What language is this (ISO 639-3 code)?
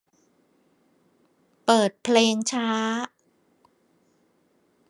tha